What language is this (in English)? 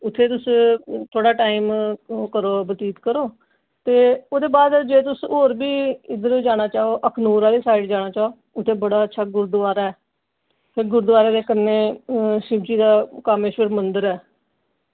Dogri